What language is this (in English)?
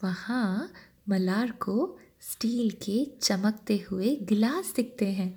Hindi